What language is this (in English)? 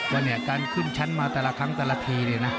Thai